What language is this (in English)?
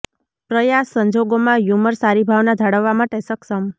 Gujarati